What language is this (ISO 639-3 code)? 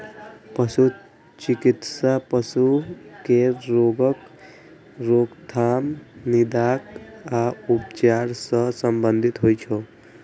mai